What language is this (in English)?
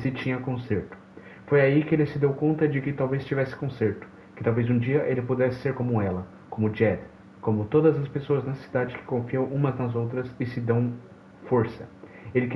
Portuguese